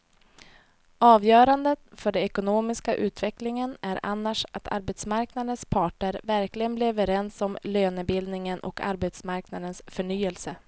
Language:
Swedish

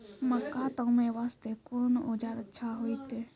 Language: Maithili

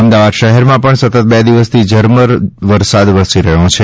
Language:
Gujarati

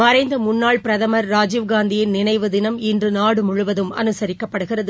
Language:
Tamil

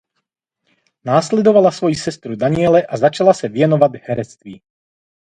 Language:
Czech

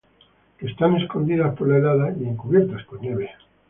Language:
Spanish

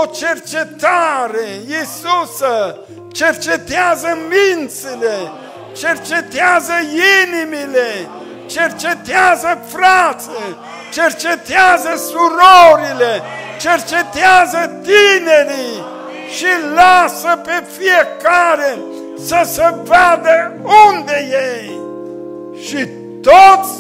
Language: Romanian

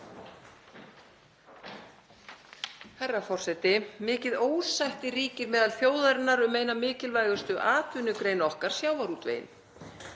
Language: Icelandic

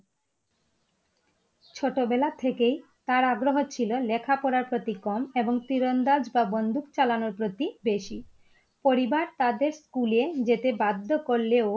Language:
Bangla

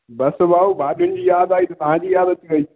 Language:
Sindhi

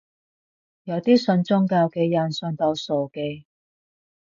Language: Cantonese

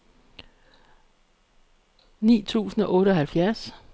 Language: Danish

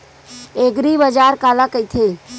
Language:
Chhattisgarhi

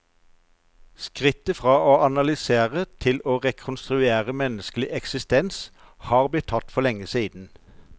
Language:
Norwegian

